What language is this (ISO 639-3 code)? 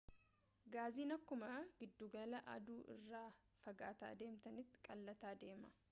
orm